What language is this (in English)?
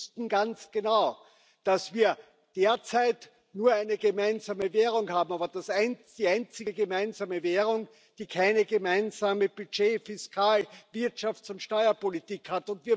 German